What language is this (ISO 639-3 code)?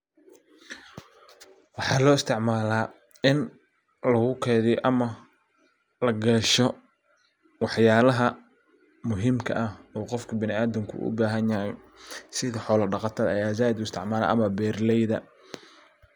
som